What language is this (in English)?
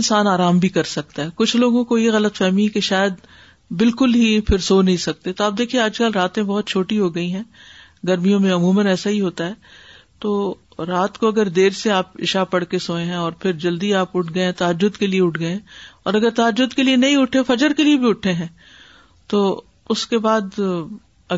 Urdu